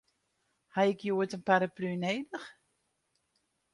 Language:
Western Frisian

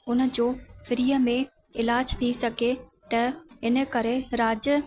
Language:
Sindhi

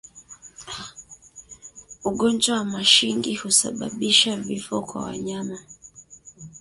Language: Swahili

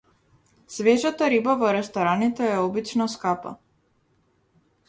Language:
Macedonian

